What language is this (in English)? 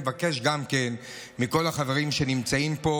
Hebrew